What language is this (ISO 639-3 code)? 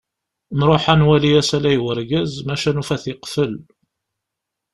kab